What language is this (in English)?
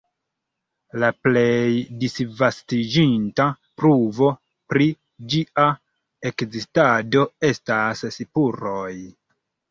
Esperanto